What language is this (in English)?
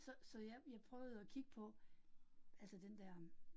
Danish